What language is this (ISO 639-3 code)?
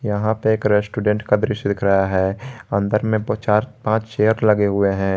hin